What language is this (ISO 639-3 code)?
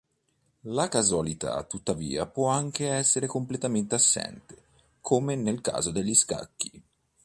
ita